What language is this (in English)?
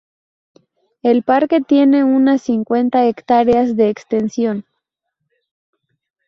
Spanish